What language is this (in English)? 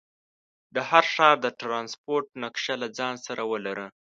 Pashto